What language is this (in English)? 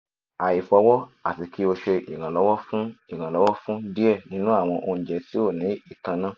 Yoruba